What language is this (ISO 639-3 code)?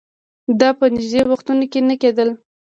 pus